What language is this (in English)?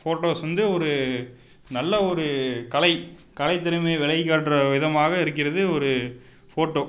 Tamil